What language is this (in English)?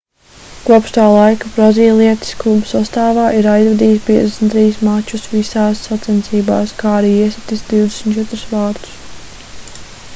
Latvian